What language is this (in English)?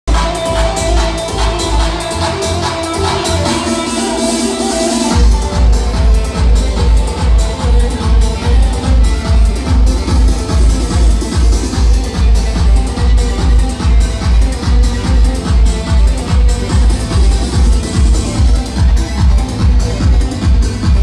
Turkish